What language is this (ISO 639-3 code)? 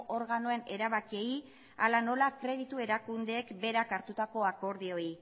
eus